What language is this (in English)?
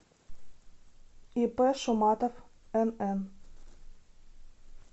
Russian